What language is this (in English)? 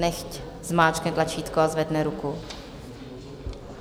Czech